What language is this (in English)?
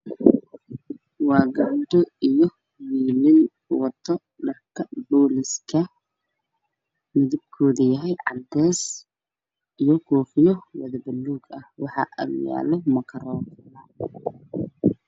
Somali